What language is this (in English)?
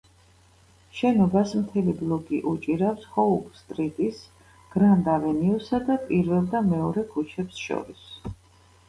Georgian